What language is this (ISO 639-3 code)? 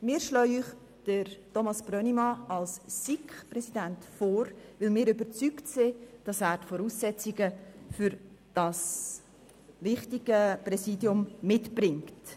gsw